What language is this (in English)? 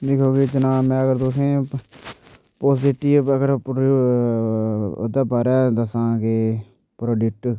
Dogri